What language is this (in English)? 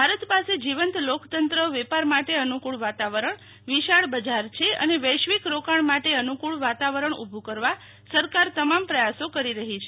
Gujarati